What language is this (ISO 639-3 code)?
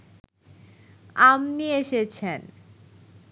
ben